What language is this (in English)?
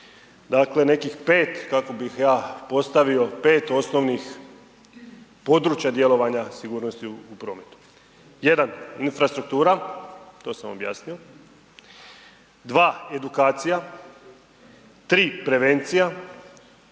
Croatian